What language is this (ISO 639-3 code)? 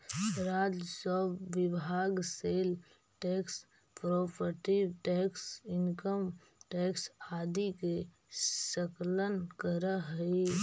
mag